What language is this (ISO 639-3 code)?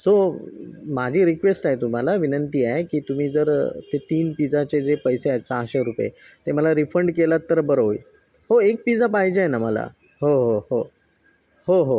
mar